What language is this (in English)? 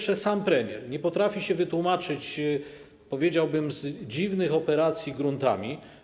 Polish